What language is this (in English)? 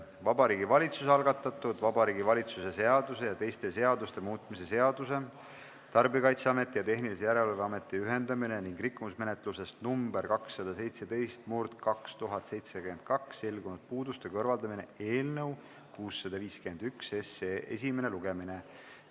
Estonian